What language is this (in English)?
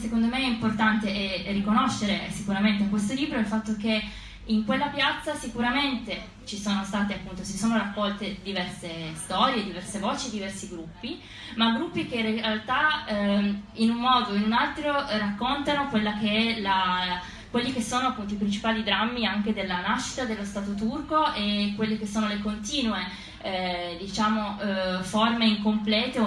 Italian